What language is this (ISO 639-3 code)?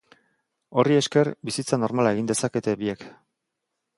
eus